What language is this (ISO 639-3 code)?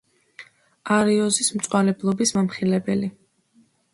kat